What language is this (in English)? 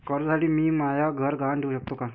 Marathi